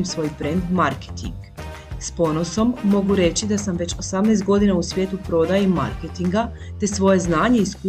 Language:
Croatian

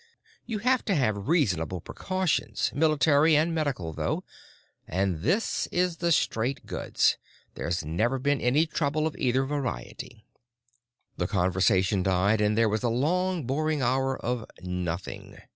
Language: English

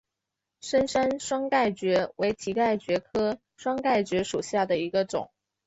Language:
Chinese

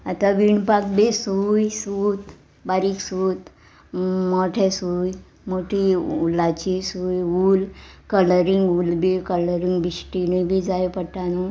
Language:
Konkani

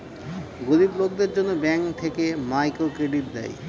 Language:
Bangla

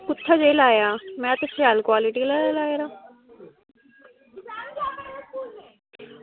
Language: Dogri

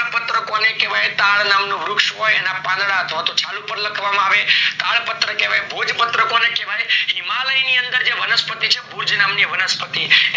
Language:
Gujarati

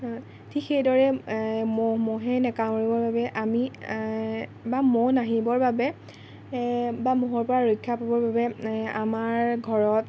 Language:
Assamese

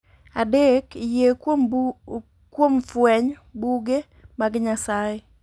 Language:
Luo (Kenya and Tanzania)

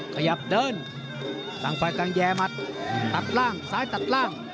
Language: Thai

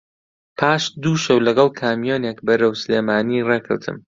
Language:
Central Kurdish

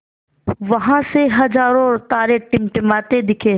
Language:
Hindi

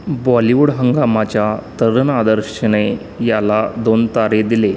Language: Marathi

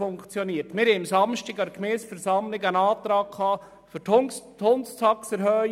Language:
Swiss German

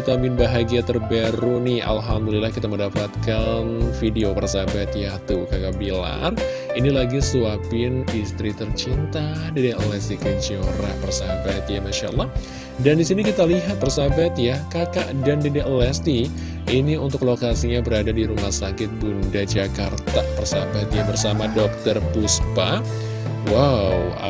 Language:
Indonesian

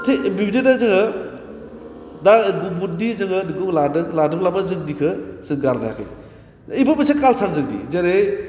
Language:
Bodo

